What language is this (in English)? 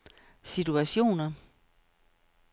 Danish